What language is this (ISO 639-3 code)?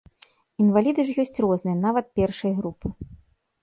bel